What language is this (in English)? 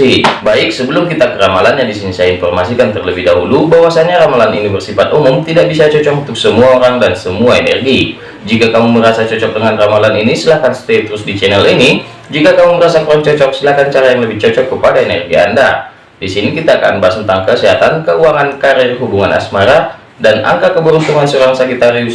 Indonesian